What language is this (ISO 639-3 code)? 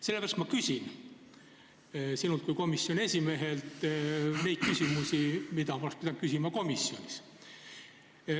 est